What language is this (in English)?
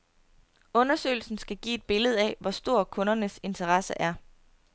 Danish